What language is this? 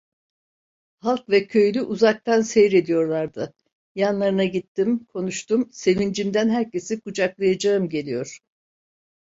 Turkish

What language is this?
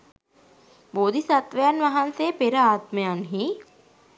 Sinhala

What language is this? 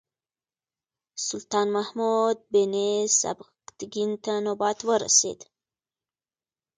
Pashto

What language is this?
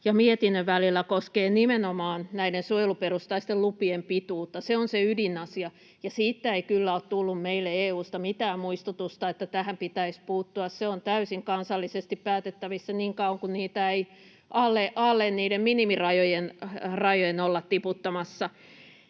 Finnish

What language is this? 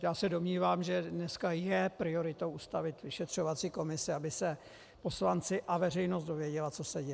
Czech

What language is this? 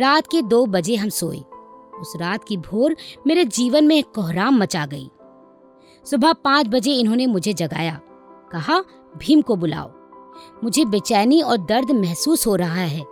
Hindi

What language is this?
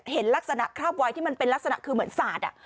Thai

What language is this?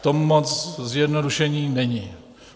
Czech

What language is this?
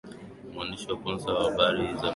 Swahili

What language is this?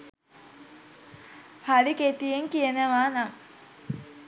Sinhala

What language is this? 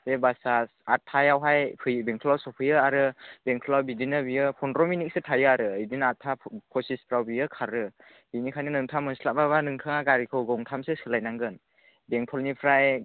Bodo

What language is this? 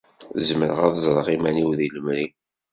Kabyle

